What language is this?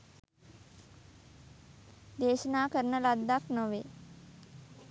Sinhala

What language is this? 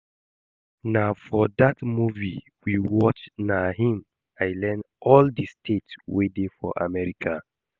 Nigerian Pidgin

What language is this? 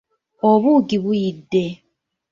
Ganda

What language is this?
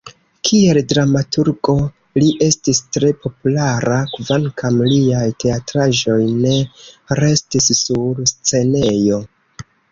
Esperanto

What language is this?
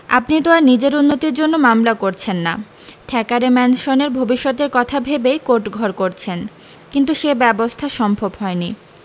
Bangla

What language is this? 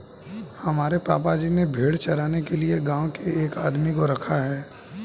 Hindi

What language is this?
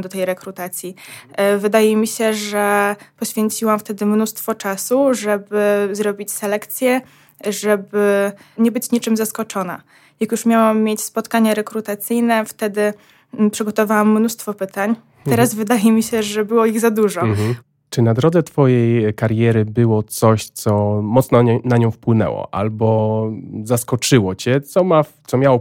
Polish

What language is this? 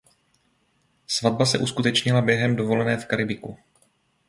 Czech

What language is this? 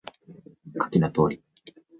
Japanese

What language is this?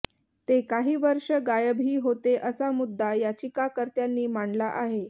Marathi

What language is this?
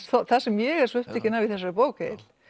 Icelandic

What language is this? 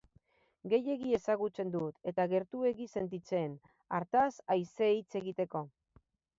Basque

